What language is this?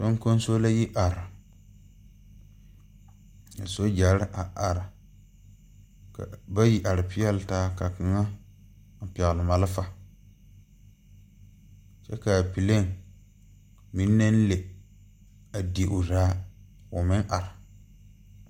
Southern Dagaare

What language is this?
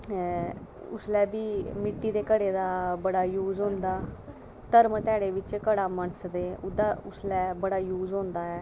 Dogri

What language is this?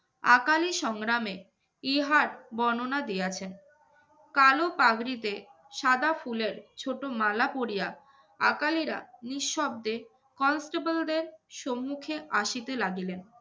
Bangla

